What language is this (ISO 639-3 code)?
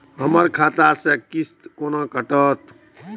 mai